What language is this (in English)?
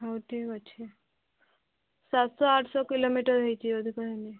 Odia